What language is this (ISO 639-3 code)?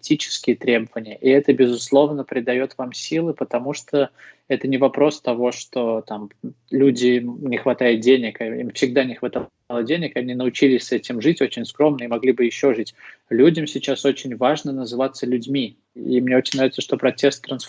rus